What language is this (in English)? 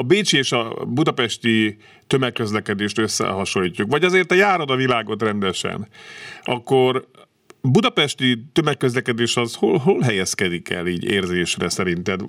Hungarian